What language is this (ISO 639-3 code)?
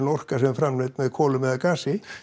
isl